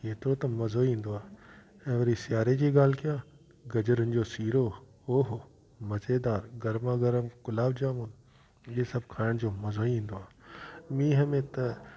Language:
Sindhi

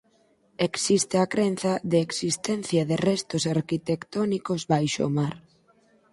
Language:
Galician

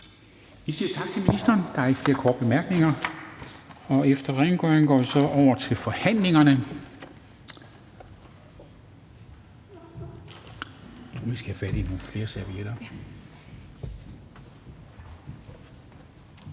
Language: Danish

